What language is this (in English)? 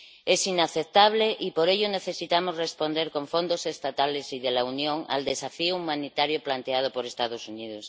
Spanish